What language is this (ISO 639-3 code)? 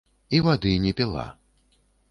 bel